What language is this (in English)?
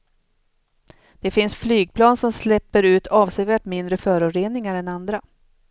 Swedish